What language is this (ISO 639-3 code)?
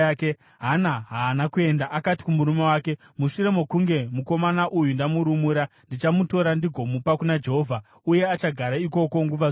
sna